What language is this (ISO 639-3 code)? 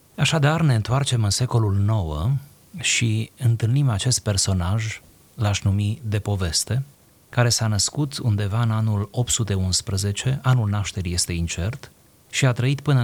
ron